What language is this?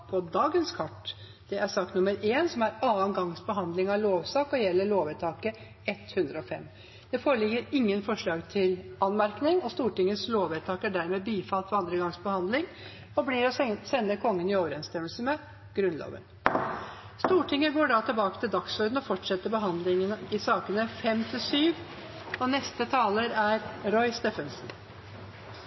Norwegian Nynorsk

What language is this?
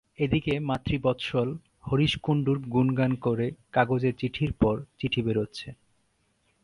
Bangla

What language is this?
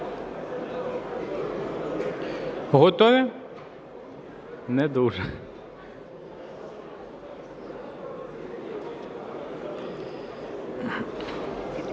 Ukrainian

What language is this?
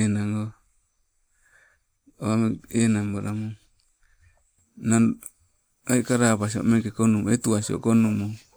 Sibe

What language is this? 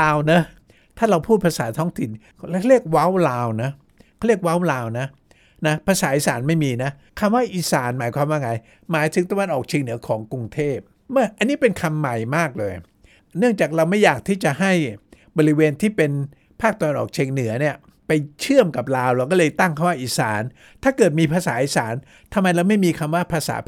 Thai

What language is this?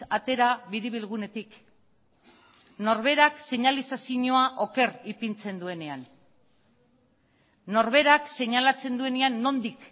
Basque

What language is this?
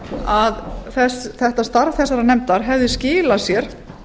Icelandic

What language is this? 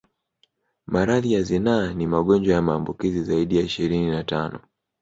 Swahili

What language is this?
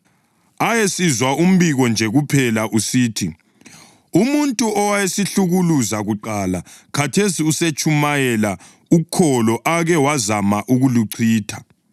North Ndebele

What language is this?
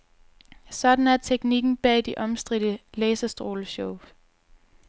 Danish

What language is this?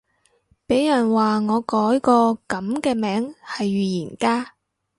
Cantonese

